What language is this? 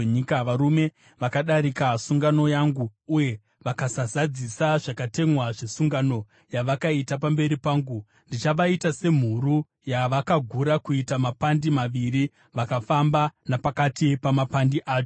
Shona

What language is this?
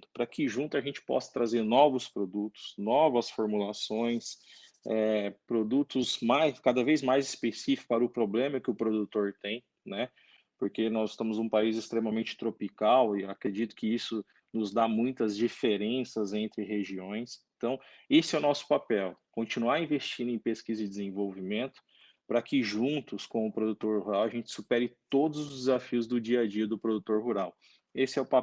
Portuguese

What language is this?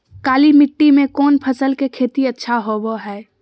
Magahi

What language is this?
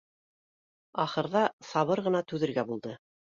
Bashkir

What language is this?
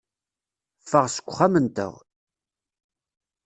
Kabyle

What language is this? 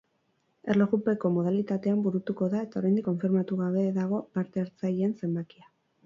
Basque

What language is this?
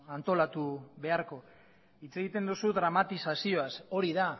Basque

